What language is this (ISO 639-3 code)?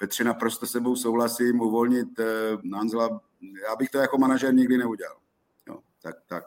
ces